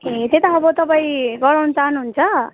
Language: Nepali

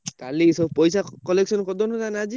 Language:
Odia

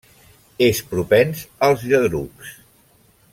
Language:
Catalan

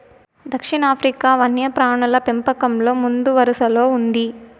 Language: Telugu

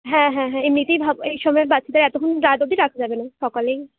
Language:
Bangla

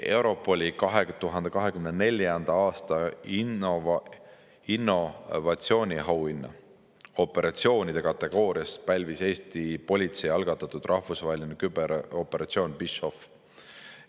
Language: Estonian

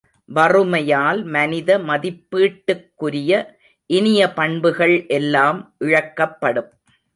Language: Tamil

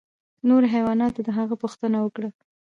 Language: Pashto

